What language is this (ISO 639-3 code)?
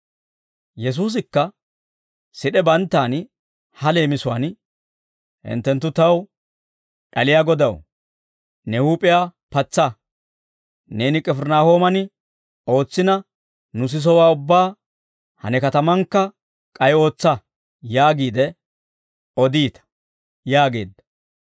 dwr